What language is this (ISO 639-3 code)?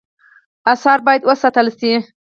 pus